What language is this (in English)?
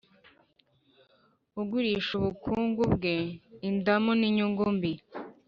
Kinyarwanda